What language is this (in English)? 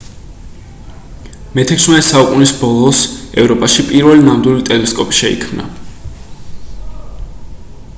Georgian